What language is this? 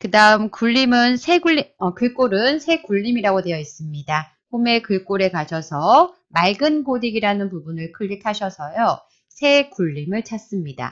Korean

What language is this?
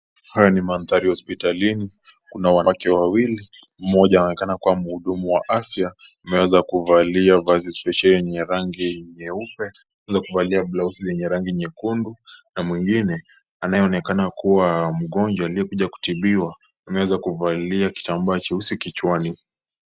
Swahili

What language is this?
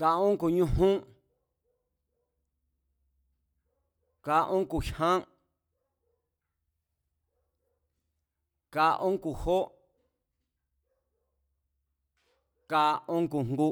Mazatlán Mazatec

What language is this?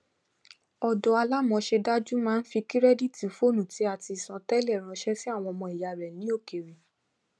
Yoruba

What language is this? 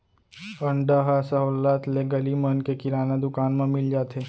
Chhattisgarhi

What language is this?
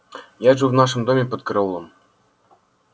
Russian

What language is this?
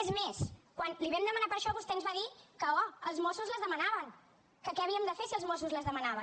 Catalan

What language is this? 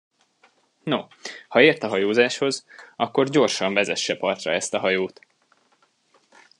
Hungarian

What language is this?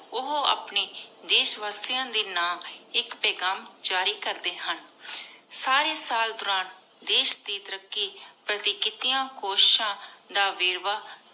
Punjabi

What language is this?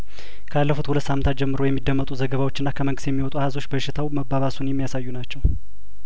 Amharic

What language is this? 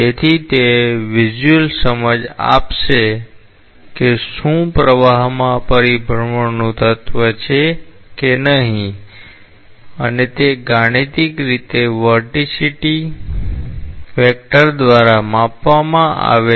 Gujarati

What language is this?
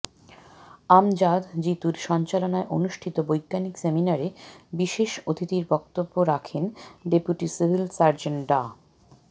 Bangla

